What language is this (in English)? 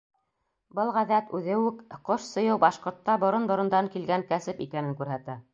Bashkir